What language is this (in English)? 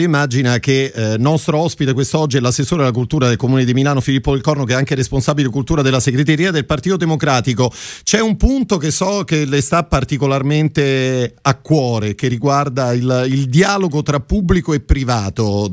Italian